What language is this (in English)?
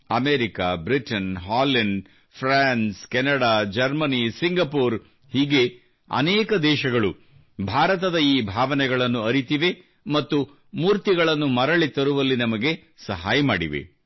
Kannada